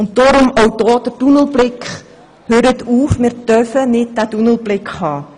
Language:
Swiss German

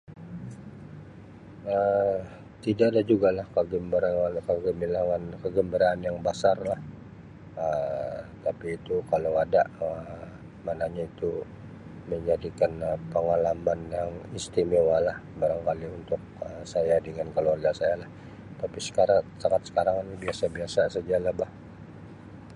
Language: Sabah Malay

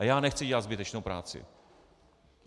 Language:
Czech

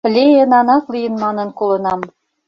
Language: Mari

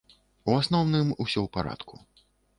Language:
Belarusian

